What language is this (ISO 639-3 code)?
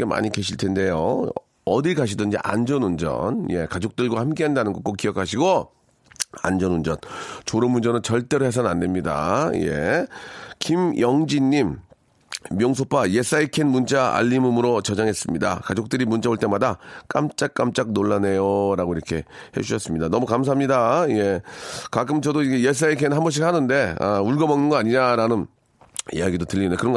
kor